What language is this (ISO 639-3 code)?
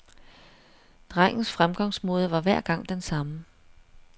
dan